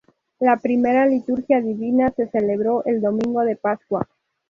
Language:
Spanish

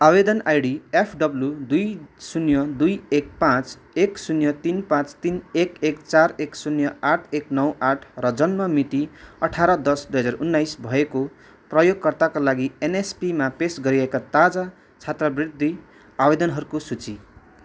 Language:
Nepali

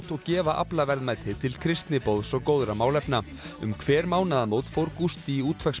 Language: Icelandic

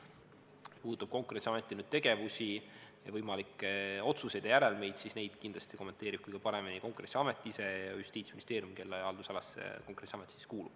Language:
Estonian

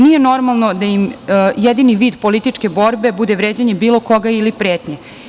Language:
Serbian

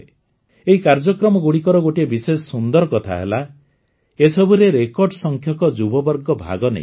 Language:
Odia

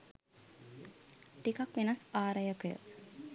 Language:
Sinhala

